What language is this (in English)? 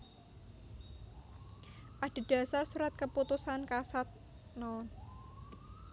Javanese